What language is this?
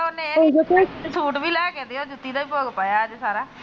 Punjabi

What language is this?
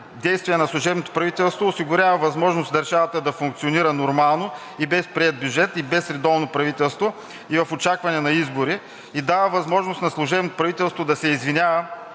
Bulgarian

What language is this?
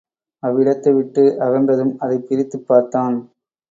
Tamil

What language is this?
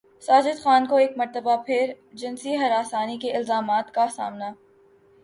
Urdu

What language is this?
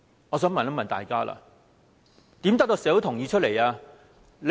Cantonese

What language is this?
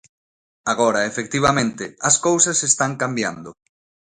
Galician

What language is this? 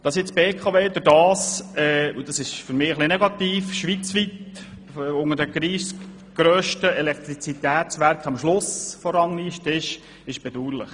Swiss German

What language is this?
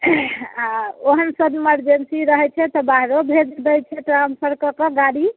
Maithili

